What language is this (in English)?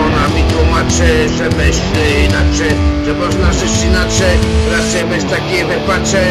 Polish